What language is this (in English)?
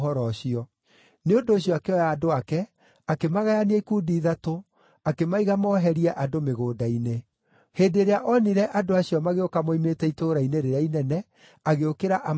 Kikuyu